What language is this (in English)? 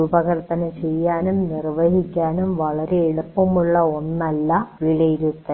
Malayalam